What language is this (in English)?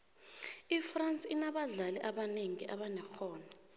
South Ndebele